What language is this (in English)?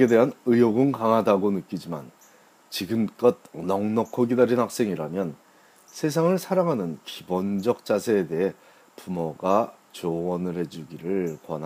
Korean